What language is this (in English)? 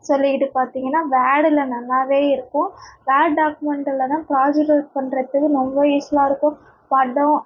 Tamil